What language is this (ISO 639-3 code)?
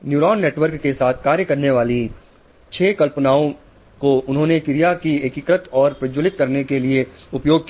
hin